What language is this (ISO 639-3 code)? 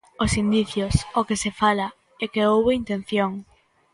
glg